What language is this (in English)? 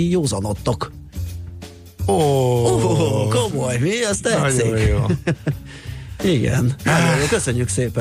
Hungarian